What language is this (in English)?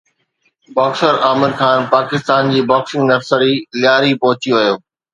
Sindhi